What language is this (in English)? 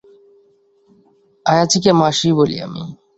Bangla